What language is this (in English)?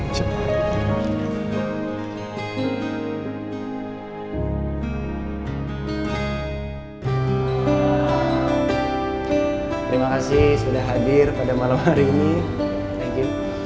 Indonesian